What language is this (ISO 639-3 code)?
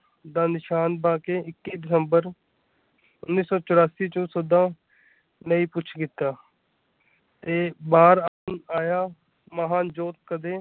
pan